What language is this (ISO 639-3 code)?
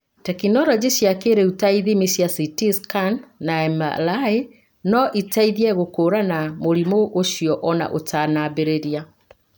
kik